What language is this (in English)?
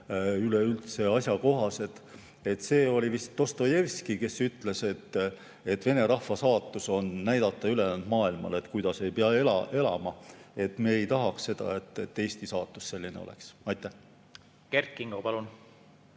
Estonian